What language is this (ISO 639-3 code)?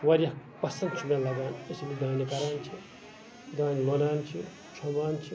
kas